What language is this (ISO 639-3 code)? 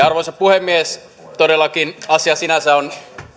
fin